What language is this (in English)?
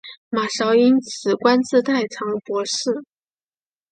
Chinese